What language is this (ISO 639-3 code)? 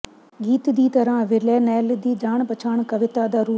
pan